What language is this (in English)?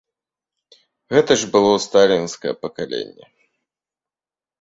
Belarusian